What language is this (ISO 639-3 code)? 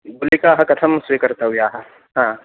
san